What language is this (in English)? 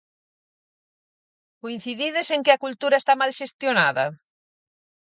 Galician